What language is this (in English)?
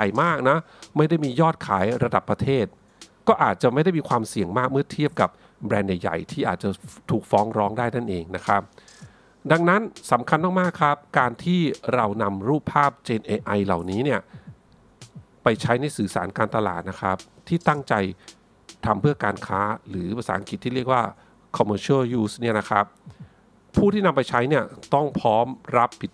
Thai